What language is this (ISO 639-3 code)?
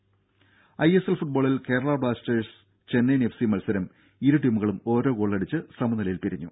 mal